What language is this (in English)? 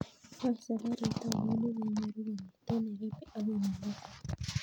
Kalenjin